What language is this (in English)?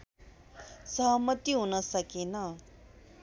Nepali